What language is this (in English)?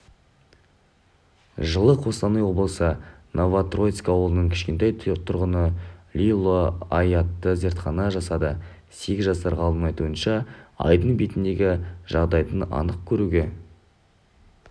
Kazakh